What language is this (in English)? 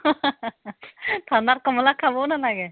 Assamese